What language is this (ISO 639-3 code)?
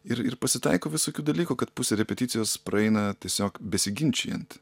lit